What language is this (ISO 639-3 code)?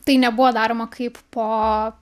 lit